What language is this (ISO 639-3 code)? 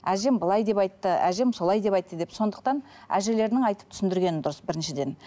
kaz